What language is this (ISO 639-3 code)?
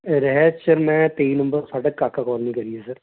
pan